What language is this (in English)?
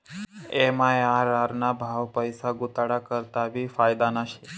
Marathi